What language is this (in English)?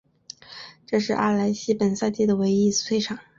Chinese